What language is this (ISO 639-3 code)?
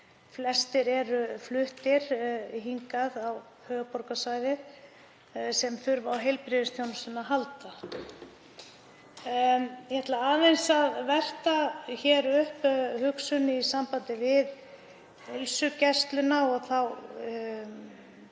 isl